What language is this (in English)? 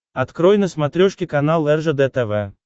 Russian